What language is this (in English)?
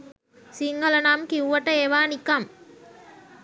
Sinhala